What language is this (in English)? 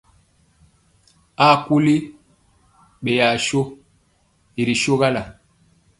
Mpiemo